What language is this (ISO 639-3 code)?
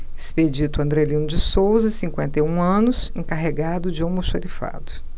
por